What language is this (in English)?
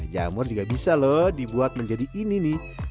Indonesian